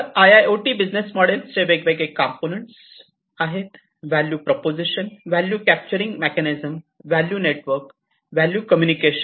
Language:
Marathi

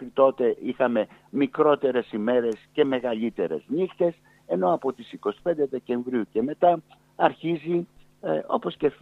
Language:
Greek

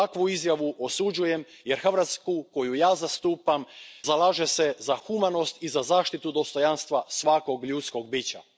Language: Croatian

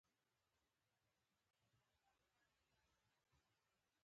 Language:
Pashto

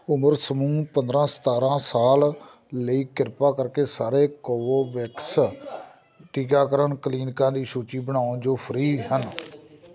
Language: Punjabi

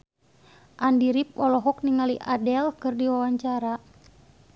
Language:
Sundanese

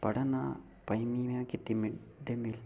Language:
Dogri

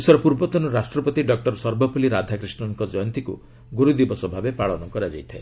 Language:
Odia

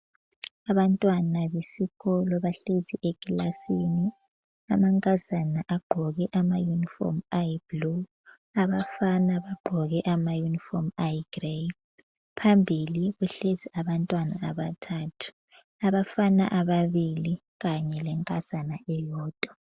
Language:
North Ndebele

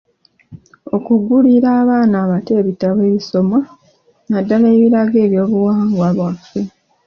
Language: Ganda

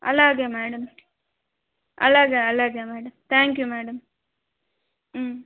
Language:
Telugu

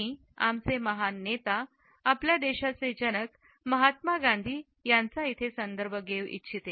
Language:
Marathi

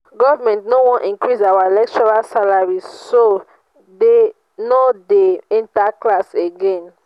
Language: Nigerian Pidgin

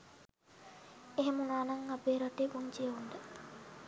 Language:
Sinhala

